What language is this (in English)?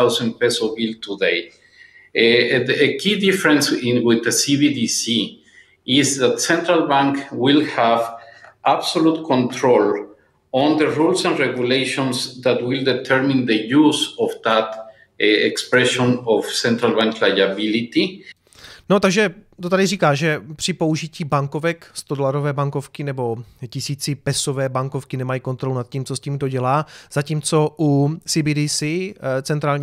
Czech